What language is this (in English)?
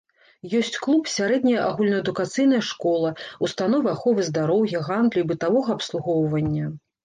Belarusian